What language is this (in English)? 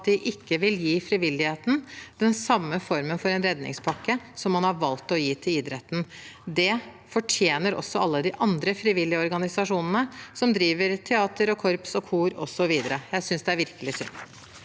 Norwegian